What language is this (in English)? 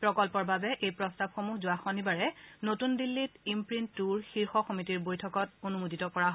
Assamese